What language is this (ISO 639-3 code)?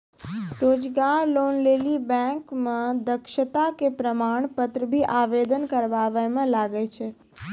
mai